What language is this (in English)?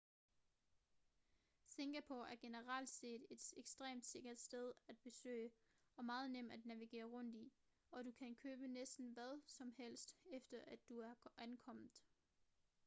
Danish